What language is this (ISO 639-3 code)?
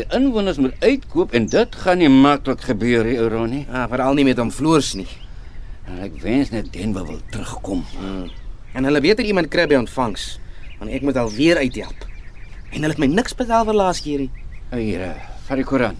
nld